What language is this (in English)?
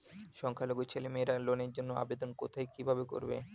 Bangla